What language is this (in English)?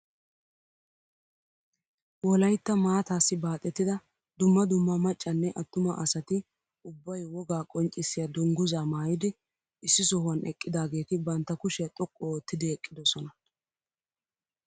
Wolaytta